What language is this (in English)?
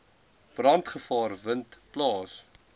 Afrikaans